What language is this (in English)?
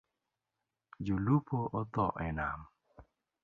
Luo (Kenya and Tanzania)